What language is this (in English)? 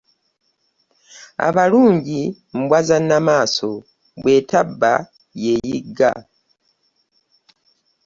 Ganda